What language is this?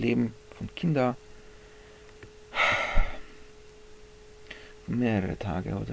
German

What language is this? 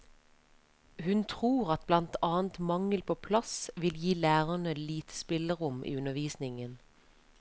Norwegian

